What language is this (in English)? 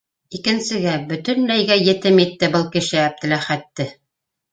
Bashkir